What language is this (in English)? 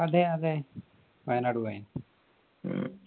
Malayalam